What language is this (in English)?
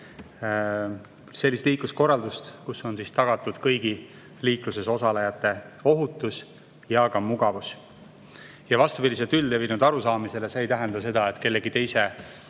Estonian